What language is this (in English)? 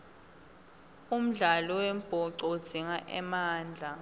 Swati